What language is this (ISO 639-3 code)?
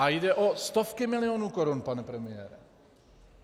ces